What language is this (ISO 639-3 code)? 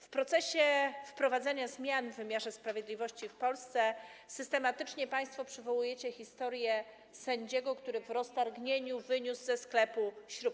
pol